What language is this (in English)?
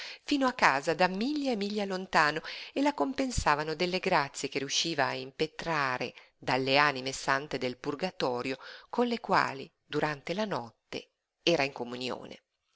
Italian